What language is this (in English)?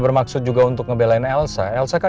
Indonesian